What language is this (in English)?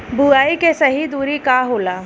Bhojpuri